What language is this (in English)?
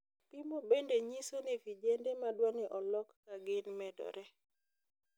Luo (Kenya and Tanzania)